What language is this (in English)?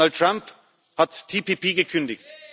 German